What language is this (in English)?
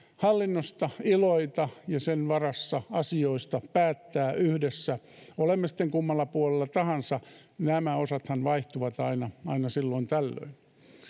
Finnish